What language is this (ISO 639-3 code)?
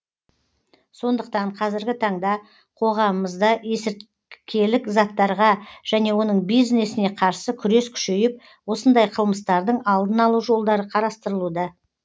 kaz